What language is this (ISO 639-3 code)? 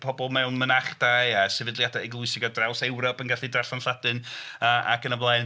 cym